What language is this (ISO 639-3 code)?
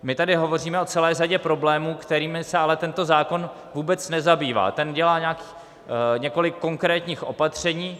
ces